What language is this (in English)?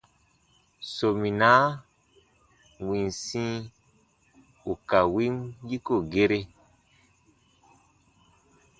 Baatonum